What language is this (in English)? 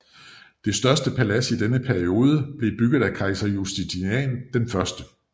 Danish